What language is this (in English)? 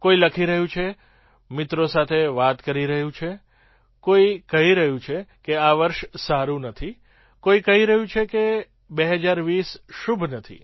Gujarati